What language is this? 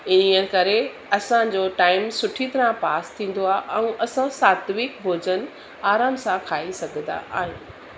Sindhi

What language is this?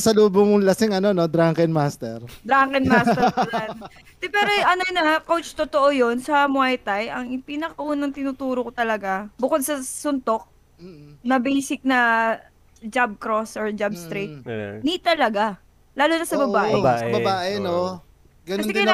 Filipino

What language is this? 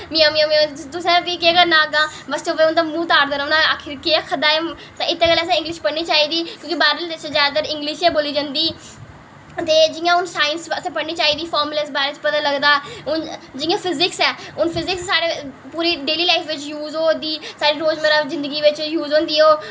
Dogri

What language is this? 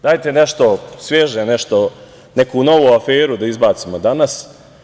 Serbian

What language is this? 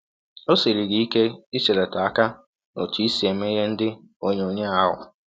Igbo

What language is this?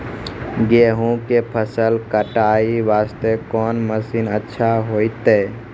Maithili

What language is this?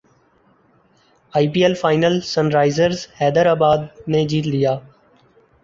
Urdu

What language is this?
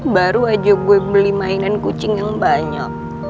Indonesian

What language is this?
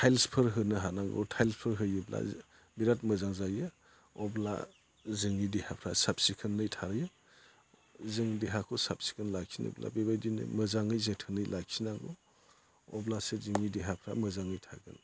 Bodo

